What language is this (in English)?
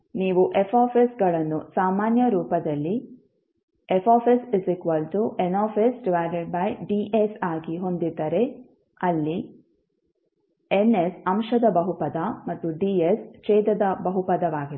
Kannada